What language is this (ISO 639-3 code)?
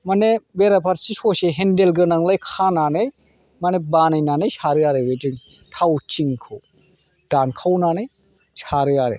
brx